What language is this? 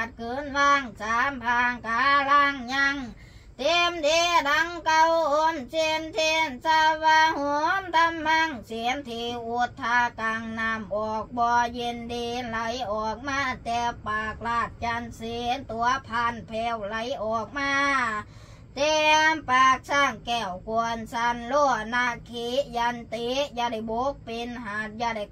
Thai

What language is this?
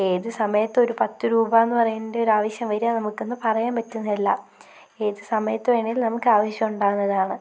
Malayalam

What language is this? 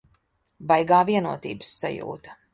Latvian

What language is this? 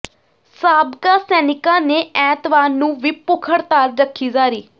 Punjabi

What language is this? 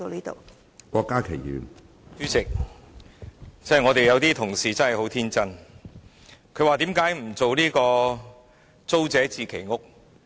Cantonese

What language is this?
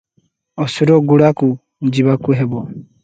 Odia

